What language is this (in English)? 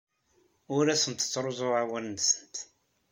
Kabyle